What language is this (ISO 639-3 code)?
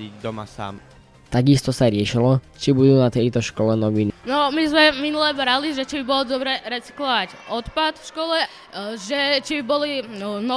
slk